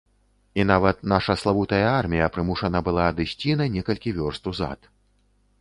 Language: Belarusian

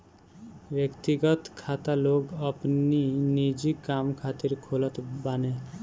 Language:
Bhojpuri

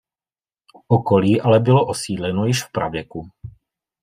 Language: Czech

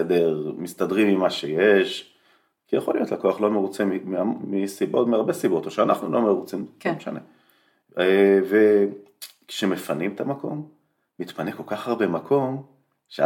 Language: Hebrew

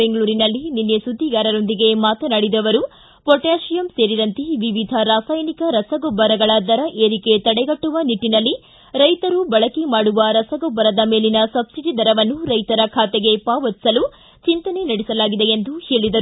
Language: Kannada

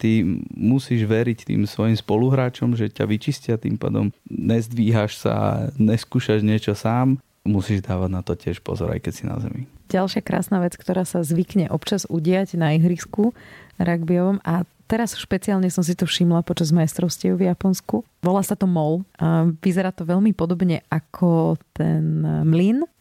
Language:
Slovak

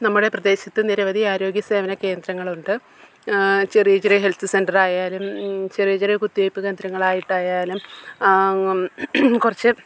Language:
Malayalam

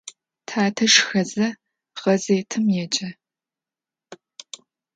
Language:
Adyghe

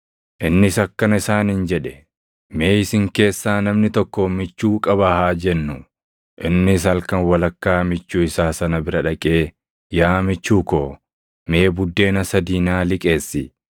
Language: Oromo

